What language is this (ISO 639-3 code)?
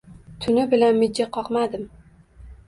uzb